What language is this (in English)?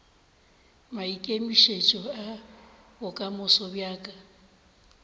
Northern Sotho